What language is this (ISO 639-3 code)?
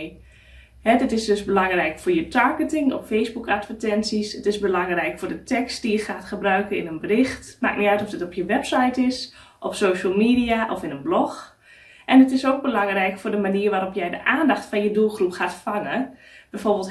nld